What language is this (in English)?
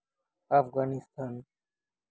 Santali